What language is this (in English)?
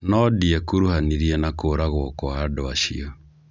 Kikuyu